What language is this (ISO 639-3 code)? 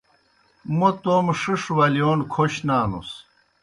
plk